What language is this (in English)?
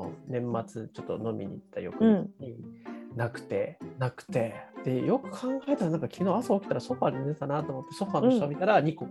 Japanese